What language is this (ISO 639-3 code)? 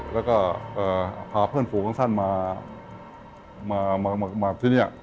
tha